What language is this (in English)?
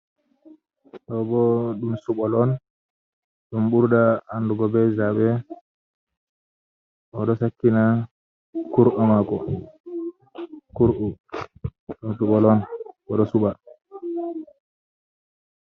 Fula